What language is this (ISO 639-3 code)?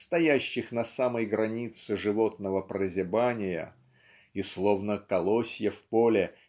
rus